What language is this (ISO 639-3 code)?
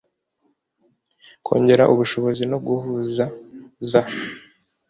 kin